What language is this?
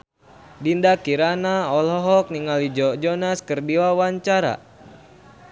Sundanese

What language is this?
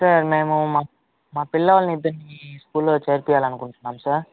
Telugu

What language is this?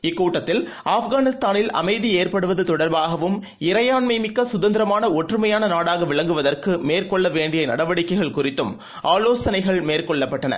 Tamil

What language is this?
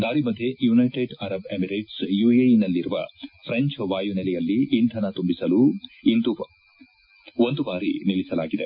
Kannada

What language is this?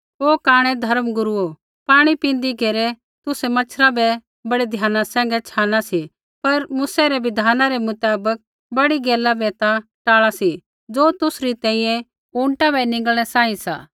Kullu Pahari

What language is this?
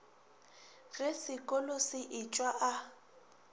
Northern Sotho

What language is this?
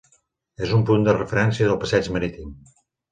Catalan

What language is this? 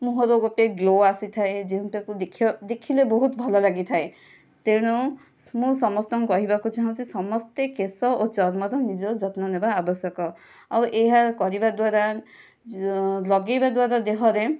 Odia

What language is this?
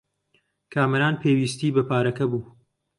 Central Kurdish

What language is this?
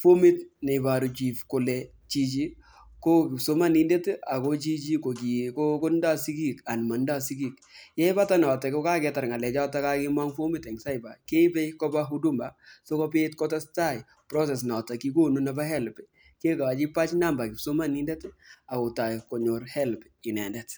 Kalenjin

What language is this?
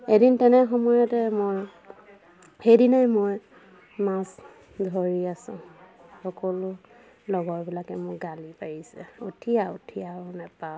Assamese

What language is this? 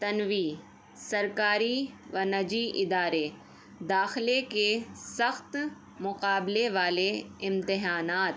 Urdu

